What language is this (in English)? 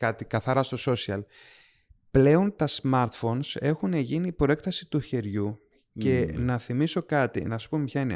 Greek